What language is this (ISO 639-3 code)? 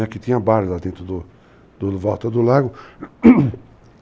por